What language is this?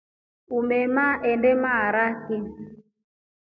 Rombo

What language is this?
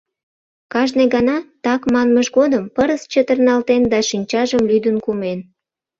Mari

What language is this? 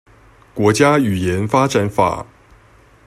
Chinese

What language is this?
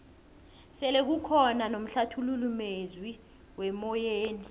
South Ndebele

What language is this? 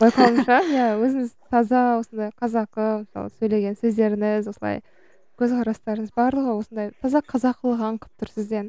Kazakh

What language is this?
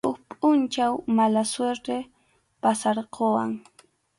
Arequipa-La Unión Quechua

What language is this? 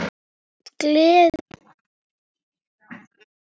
Icelandic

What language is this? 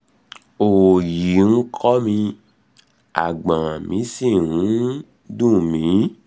Yoruba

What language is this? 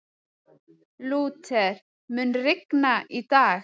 Icelandic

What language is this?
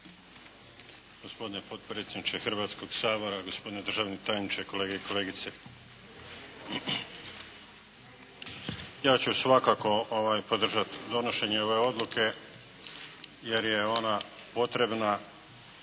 Croatian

